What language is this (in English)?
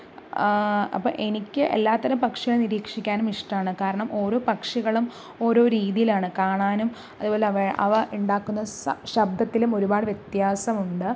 Malayalam